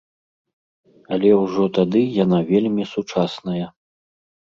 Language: Belarusian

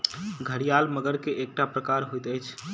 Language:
Maithili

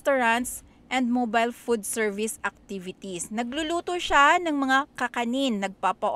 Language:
Filipino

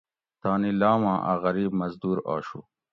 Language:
Gawri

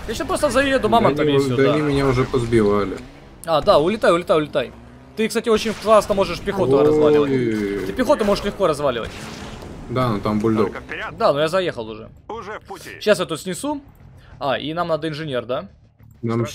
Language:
Russian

